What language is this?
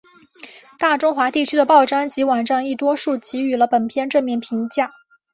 Chinese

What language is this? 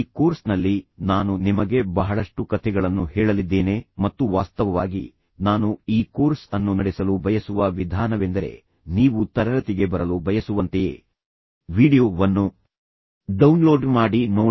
Kannada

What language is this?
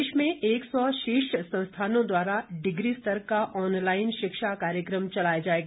Hindi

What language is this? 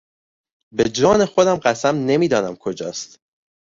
Persian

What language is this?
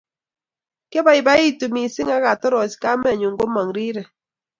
Kalenjin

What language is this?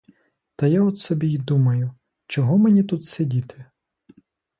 Ukrainian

